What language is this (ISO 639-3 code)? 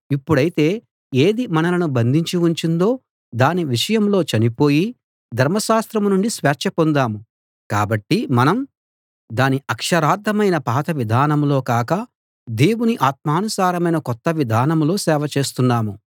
tel